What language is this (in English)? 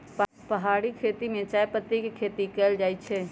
Magahi